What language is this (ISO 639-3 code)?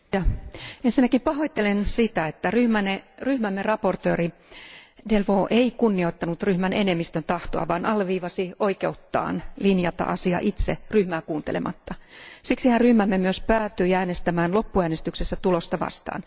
fin